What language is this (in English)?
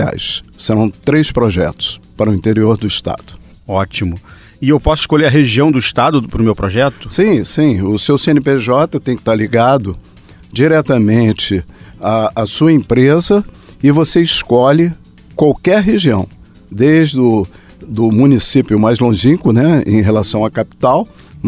Portuguese